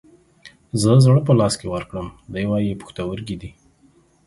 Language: Pashto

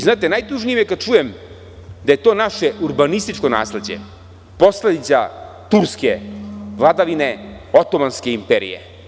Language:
Serbian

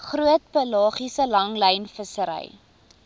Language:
Afrikaans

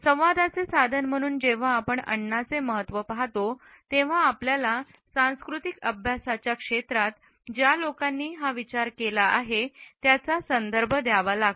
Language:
Marathi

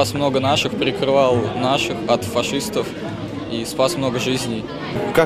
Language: Russian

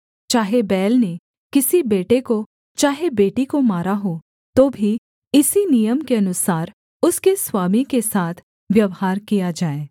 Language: Hindi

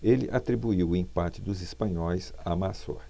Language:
Portuguese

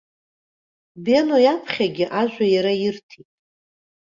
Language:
Abkhazian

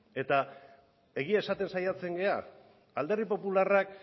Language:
Basque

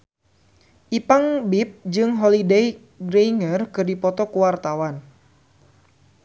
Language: Sundanese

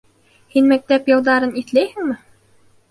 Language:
Bashkir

